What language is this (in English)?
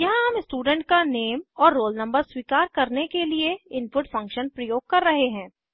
Hindi